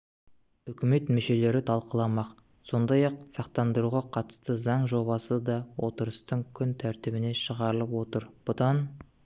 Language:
Kazakh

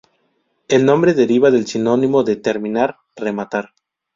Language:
Spanish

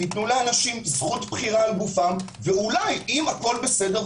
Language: Hebrew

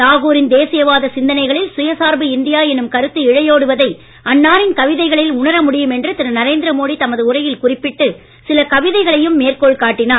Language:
Tamil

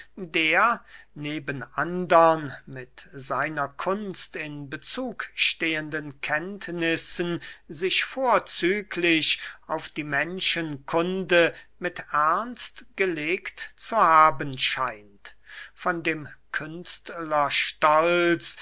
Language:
German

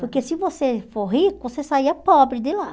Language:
Portuguese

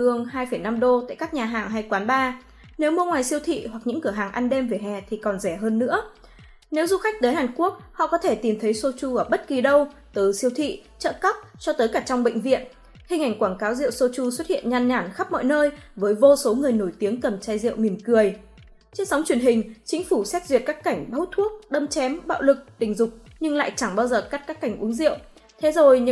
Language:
Vietnamese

